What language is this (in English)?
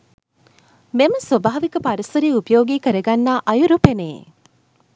Sinhala